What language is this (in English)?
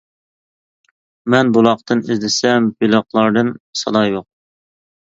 Uyghur